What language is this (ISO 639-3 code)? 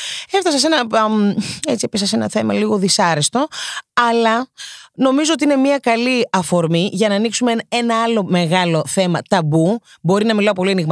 ell